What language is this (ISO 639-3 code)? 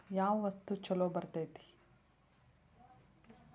kan